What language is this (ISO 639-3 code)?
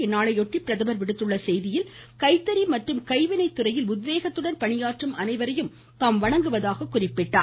tam